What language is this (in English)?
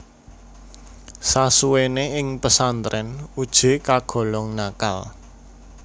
Javanese